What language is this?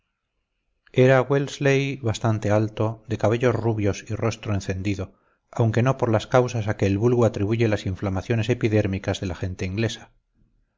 Spanish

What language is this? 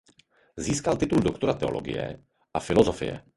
Czech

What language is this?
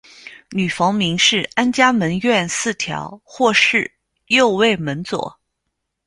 Chinese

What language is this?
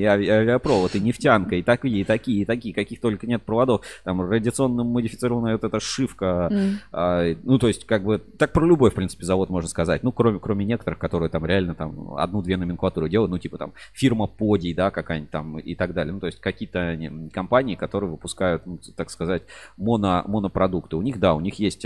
Russian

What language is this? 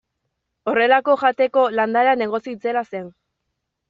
Basque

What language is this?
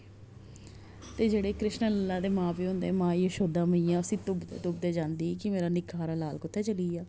Dogri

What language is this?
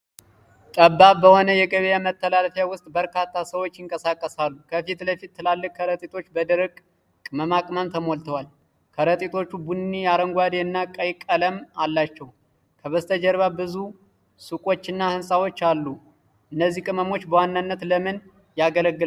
Amharic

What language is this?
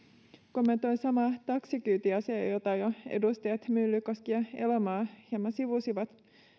Finnish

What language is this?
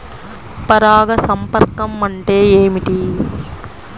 Telugu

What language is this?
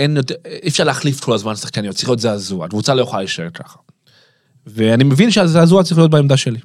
Hebrew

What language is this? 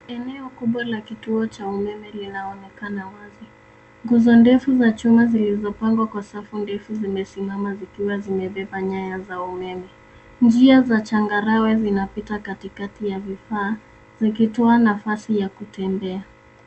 Swahili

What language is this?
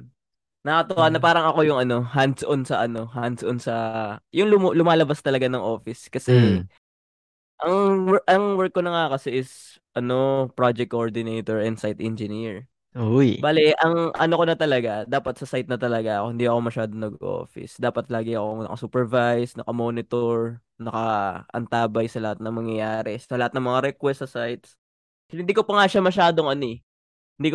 Filipino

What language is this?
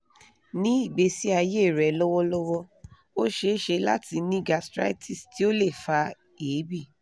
Yoruba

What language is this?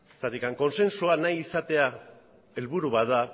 Basque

